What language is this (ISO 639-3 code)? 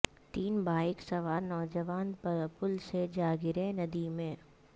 urd